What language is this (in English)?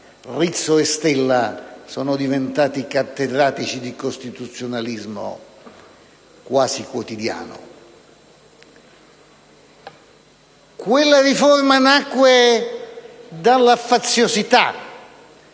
Italian